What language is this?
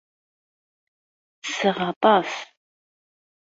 Kabyle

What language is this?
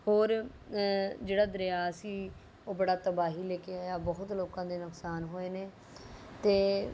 Punjabi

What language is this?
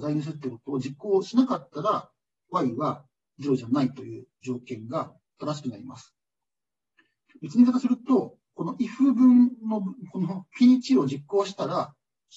Japanese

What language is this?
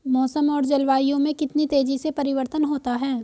Hindi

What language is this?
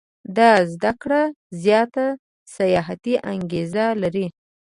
Pashto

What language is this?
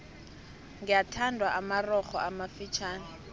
South Ndebele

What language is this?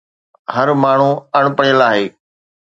Sindhi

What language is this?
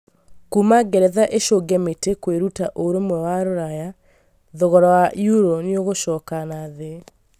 Kikuyu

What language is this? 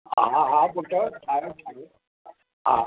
Sindhi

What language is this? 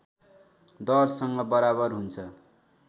Nepali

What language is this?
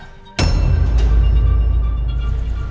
Indonesian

